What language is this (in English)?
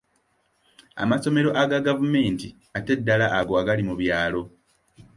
Ganda